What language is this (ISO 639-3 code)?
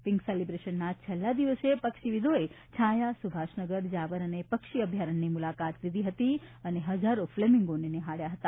guj